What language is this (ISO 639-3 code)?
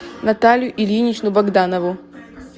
rus